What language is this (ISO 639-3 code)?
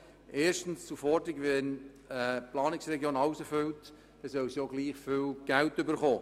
gsw